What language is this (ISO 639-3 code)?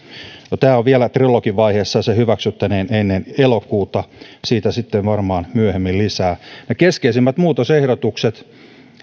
fin